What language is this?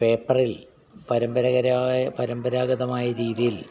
Malayalam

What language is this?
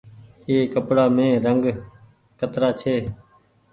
Goaria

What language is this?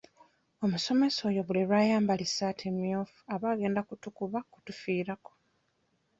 Ganda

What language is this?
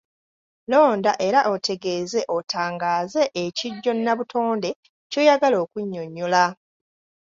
Ganda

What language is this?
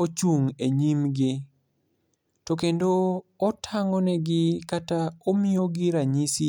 Luo (Kenya and Tanzania)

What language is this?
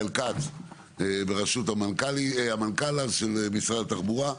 Hebrew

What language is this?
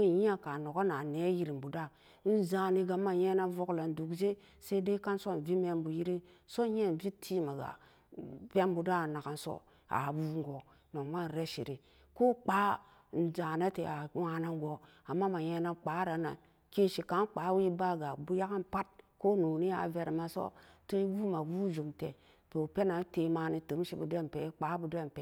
Samba Daka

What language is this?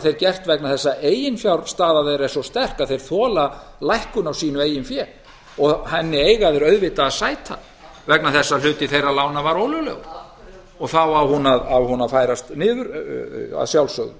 Icelandic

